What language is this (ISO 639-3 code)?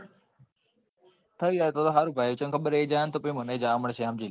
guj